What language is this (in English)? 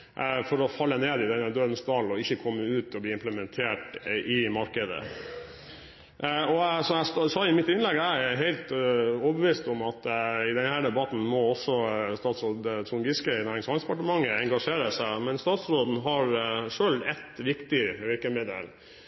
Norwegian Bokmål